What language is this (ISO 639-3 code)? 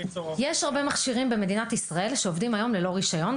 heb